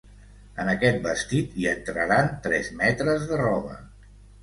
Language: Catalan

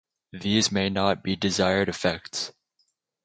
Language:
English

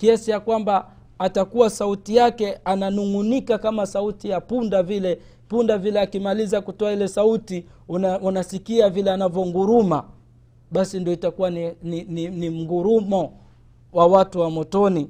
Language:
Swahili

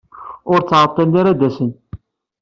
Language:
Kabyle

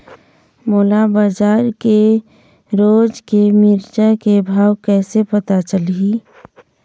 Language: Chhattisgarhi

